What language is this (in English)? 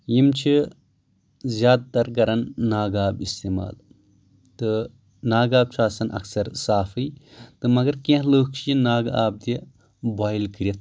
Kashmiri